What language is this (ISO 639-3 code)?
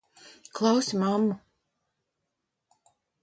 lav